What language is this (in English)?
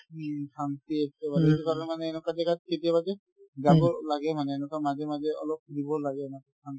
Assamese